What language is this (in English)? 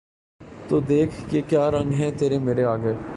Urdu